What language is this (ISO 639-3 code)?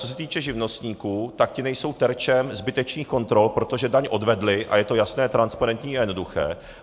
ces